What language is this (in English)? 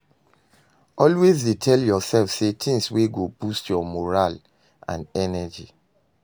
Nigerian Pidgin